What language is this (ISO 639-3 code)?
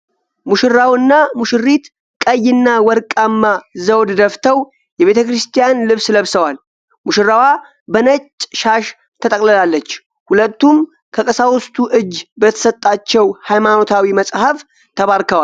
amh